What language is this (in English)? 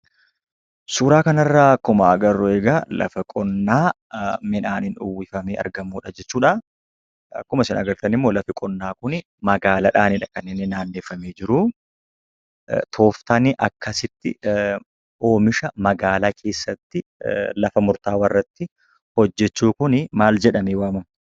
Oromo